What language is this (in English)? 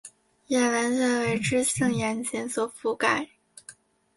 Chinese